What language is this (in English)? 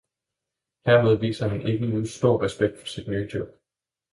Danish